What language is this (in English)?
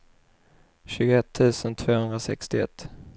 Swedish